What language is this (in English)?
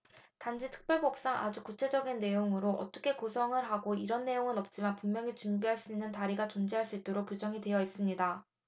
Korean